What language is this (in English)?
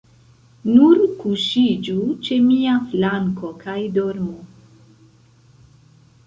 Esperanto